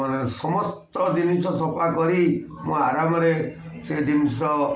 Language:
Odia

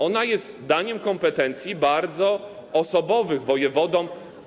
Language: Polish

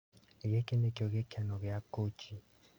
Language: Kikuyu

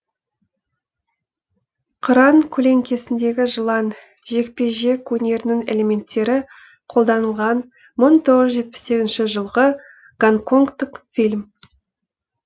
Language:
Kazakh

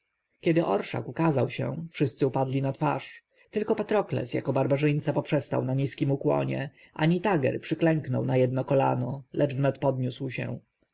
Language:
Polish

